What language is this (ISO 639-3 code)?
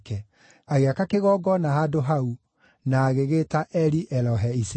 kik